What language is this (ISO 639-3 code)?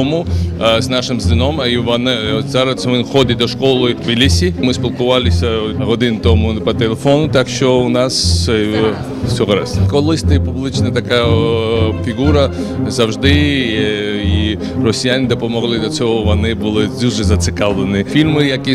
ukr